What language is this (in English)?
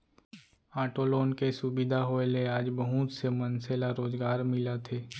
Chhattisgarhi